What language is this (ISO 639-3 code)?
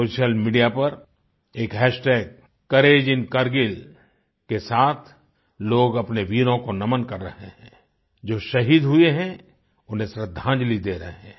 hin